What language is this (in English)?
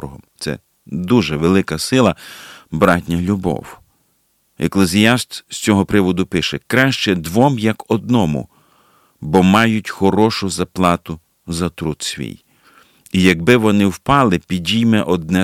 Ukrainian